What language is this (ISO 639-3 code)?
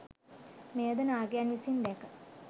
sin